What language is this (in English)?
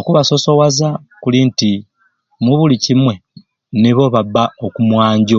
Ruuli